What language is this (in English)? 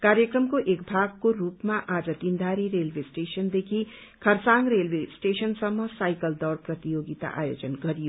Nepali